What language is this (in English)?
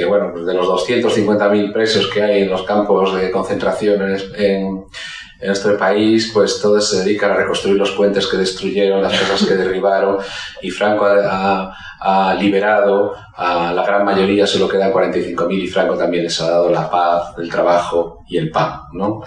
Spanish